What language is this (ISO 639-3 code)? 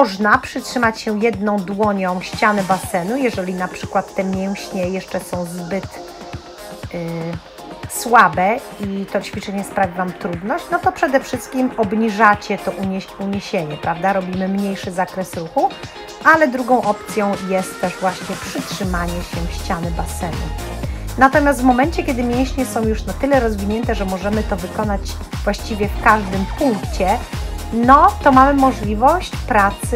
pol